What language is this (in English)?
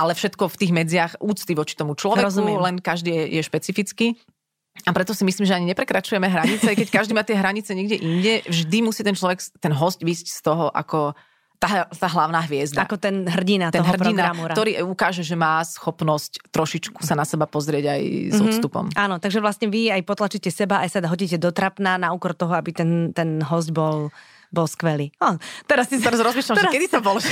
Slovak